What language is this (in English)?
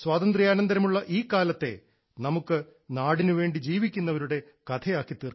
Malayalam